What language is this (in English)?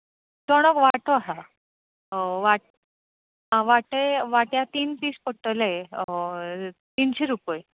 Konkani